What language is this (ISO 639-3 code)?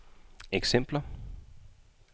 dan